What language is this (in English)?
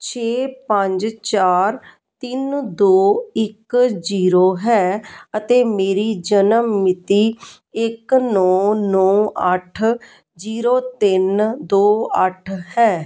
Punjabi